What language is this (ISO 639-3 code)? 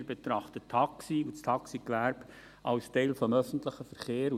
gsw